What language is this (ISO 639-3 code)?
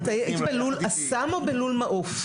heb